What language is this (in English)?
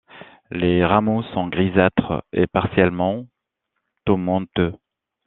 French